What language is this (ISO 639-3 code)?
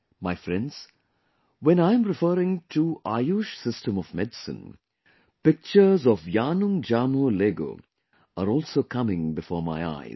eng